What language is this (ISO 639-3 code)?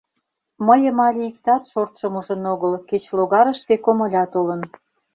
chm